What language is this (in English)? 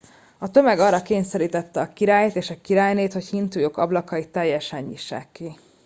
Hungarian